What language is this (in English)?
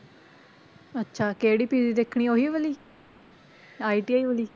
Punjabi